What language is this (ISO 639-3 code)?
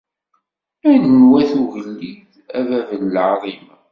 kab